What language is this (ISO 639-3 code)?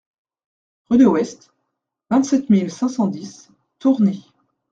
fra